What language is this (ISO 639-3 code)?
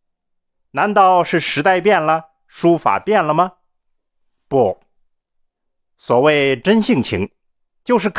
zho